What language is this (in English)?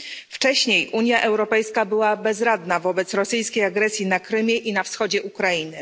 Polish